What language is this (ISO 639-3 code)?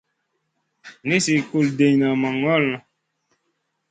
mcn